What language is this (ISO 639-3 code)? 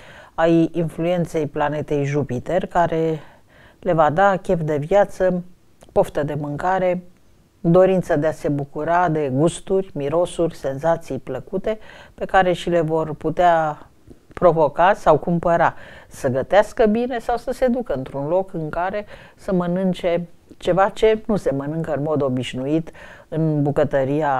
ron